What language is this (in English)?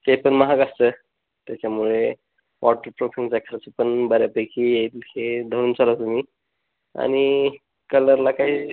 Marathi